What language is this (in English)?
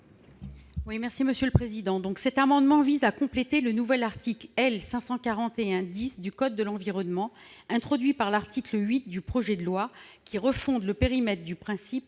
French